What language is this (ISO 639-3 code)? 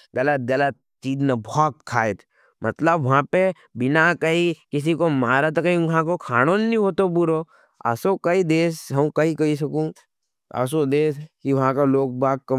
noe